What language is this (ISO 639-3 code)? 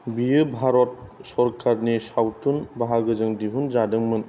brx